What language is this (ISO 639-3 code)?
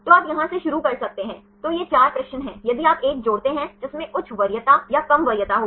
hin